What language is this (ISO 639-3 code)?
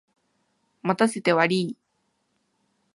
jpn